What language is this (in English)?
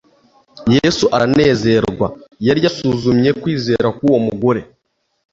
Kinyarwanda